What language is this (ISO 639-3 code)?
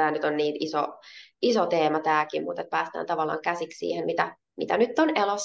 fin